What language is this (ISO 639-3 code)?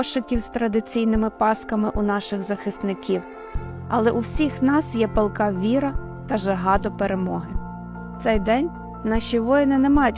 ukr